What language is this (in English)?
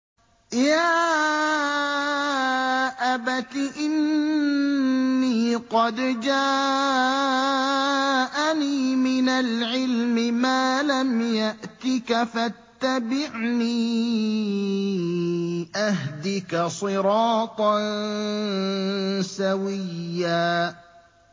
Arabic